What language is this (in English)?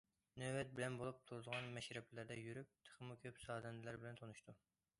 Uyghur